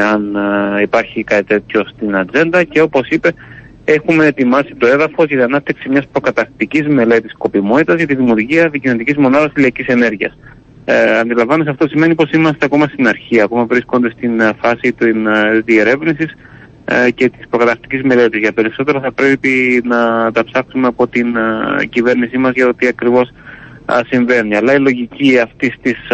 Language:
Greek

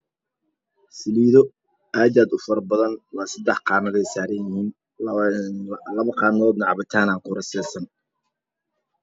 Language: Somali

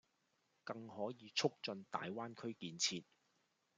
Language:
Cantonese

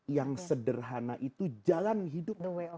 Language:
Indonesian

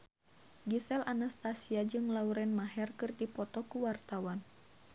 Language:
Sundanese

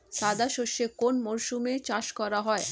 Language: Bangla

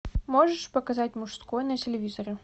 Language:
Russian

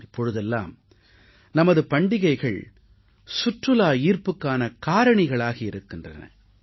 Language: Tamil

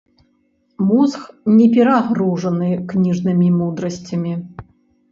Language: Belarusian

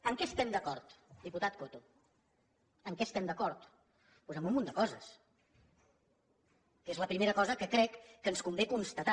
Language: Catalan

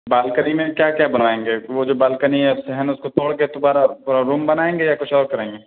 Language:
Urdu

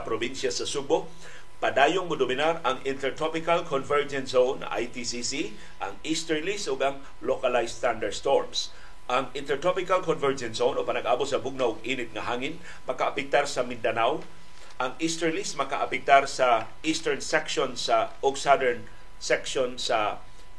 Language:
Filipino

